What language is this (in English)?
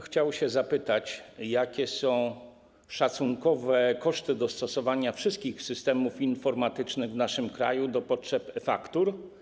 Polish